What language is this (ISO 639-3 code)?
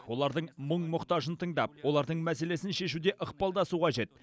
kaz